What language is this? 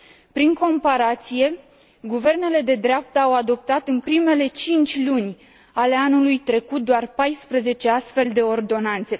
Romanian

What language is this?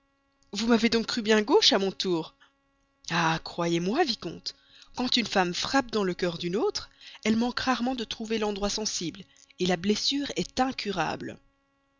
French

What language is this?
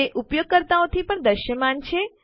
Gujarati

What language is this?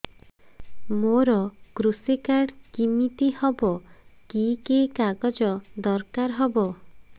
Odia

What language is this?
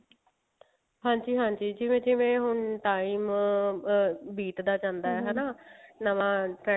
Punjabi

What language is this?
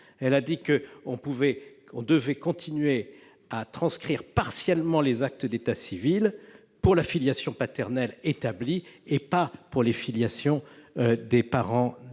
French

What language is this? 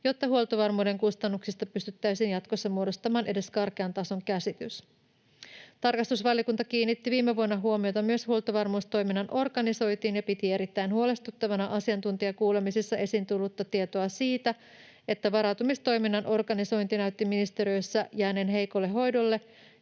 Finnish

